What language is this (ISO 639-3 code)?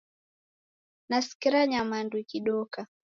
dav